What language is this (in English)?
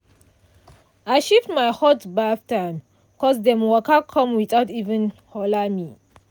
Nigerian Pidgin